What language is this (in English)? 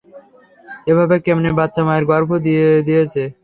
Bangla